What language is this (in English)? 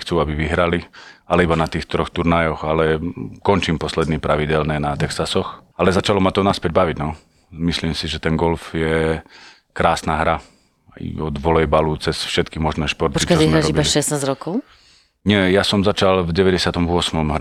Slovak